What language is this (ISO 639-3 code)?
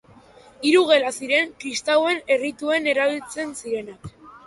eus